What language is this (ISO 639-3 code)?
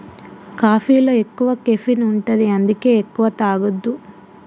tel